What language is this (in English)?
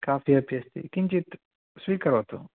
Sanskrit